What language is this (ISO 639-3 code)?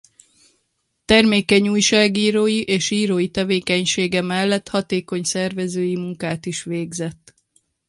hun